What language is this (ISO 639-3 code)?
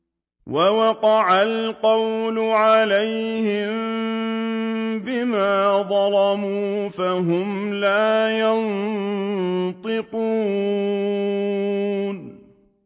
ara